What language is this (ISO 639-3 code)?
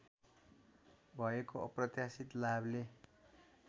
nep